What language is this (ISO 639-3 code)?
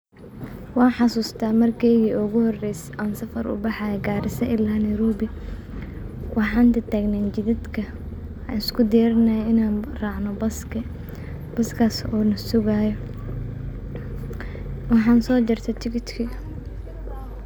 som